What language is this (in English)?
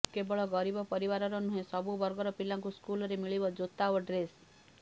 Odia